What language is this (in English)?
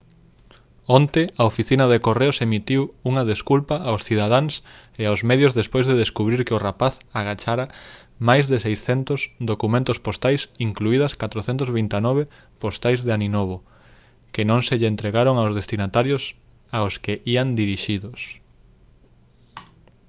Galician